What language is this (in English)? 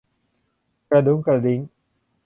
Thai